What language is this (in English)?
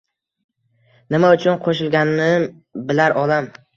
Uzbek